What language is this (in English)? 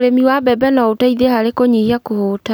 Kikuyu